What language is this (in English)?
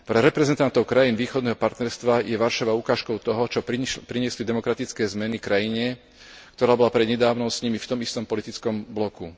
Slovak